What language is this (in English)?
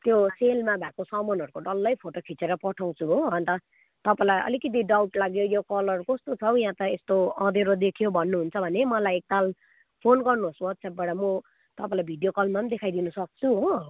Nepali